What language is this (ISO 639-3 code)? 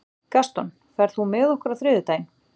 isl